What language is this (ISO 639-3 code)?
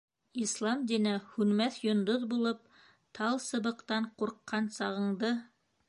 bak